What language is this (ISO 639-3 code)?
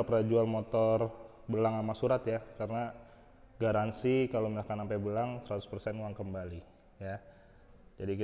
ind